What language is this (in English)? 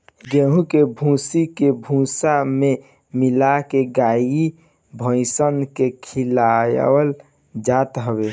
Bhojpuri